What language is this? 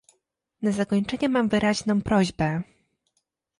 Polish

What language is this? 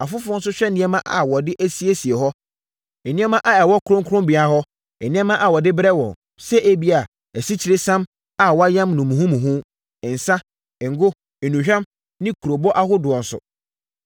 Akan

